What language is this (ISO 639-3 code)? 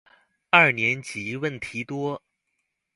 zho